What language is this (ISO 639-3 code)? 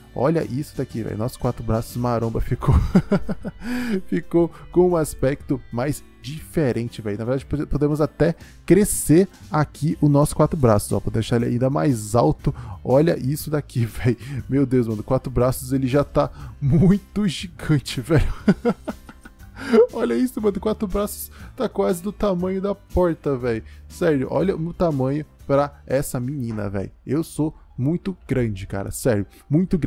por